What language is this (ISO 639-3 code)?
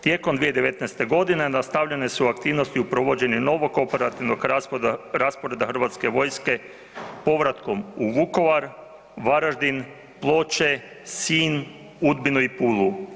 hrv